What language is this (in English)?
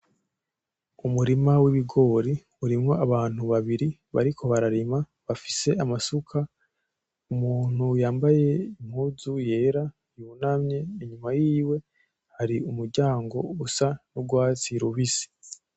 Rundi